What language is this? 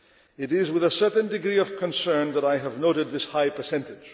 English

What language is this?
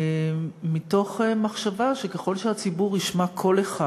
Hebrew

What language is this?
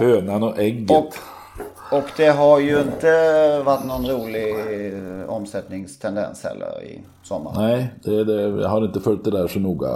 Swedish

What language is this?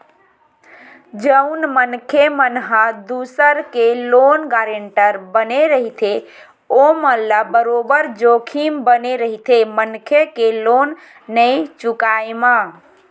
Chhattisgarhi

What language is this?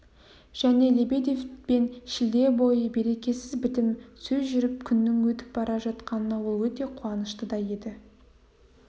Kazakh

